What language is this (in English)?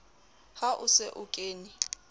Southern Sotho